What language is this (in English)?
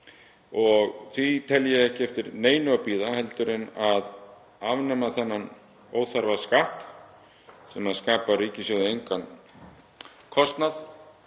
Icelandic